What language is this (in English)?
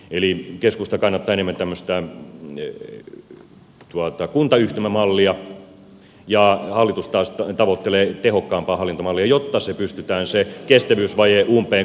Finnish